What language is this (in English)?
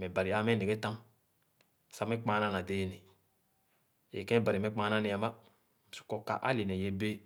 Khana